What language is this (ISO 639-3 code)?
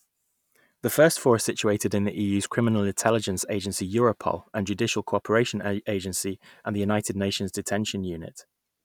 eng